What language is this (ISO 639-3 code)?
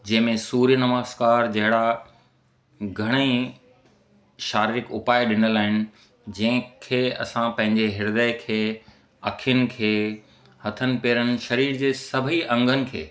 snd